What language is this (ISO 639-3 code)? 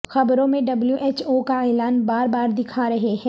urd